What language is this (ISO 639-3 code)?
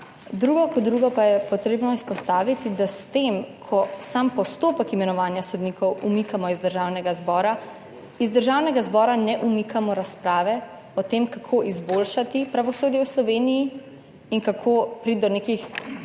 slv